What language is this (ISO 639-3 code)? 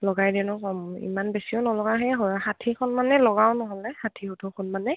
asm